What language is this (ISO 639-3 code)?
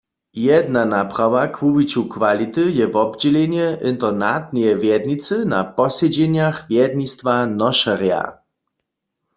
hsb